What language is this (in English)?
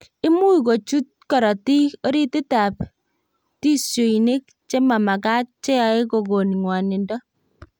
Kalenjin